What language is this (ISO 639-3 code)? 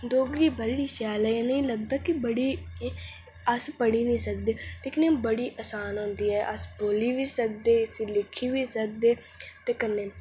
doi